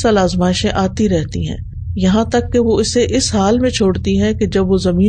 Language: Urdu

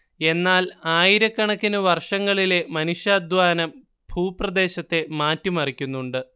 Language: Malayalam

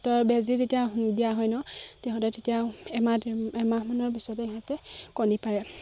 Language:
Assamese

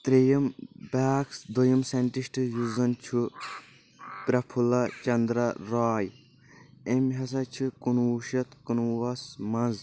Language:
Kashmiri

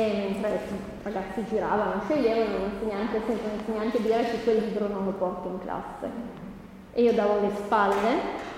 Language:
Italian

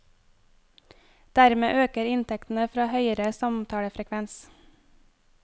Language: Norwegian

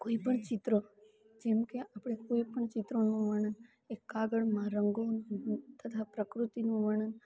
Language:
Gujarati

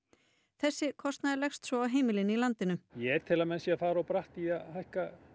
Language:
Icelandic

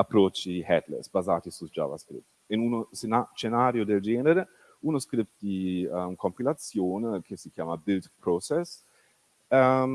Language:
Italian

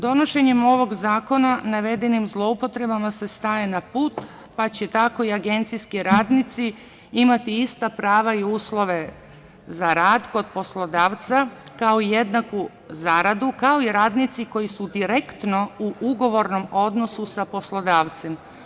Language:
Serbian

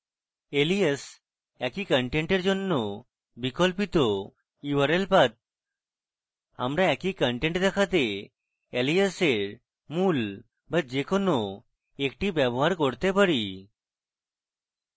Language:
Bangla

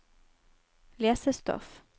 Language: Norwegian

